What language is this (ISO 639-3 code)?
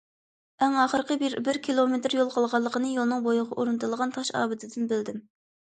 uig